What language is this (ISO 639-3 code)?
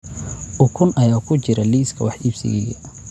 som